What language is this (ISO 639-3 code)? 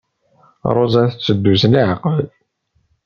kab